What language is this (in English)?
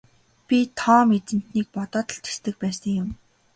Mongolian